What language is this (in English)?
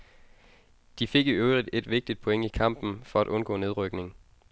Danish